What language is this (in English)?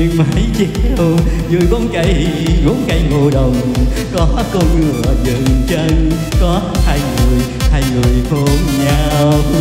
Vietnamese